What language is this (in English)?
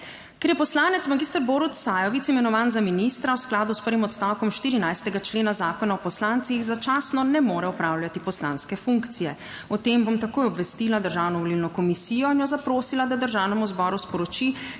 Slovenian